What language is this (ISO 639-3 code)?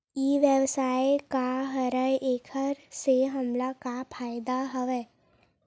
hne